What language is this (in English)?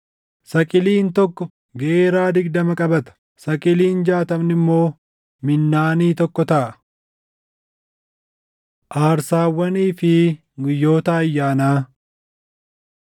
Oromo